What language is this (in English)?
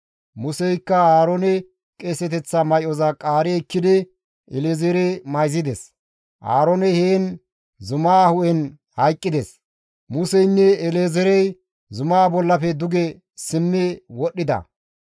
Gamo